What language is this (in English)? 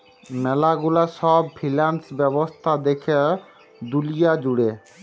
Bangla